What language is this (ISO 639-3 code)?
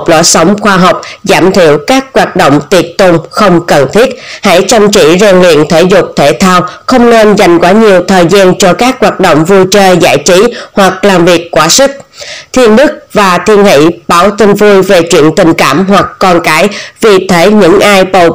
vie